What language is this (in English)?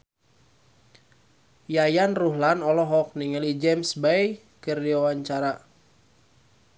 Sundanese